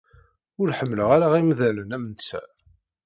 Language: Kabyle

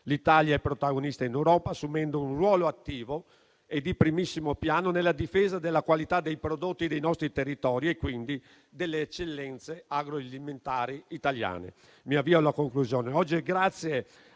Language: Italian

